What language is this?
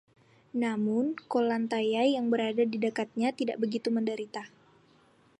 Indonesian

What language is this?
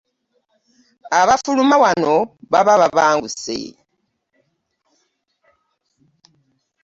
Ganda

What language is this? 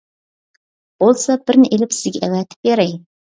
Uyghur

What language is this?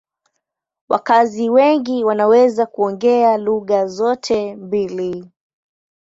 Swahili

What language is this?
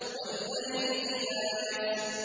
Arabic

